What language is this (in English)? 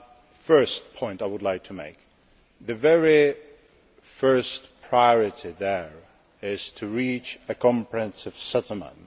English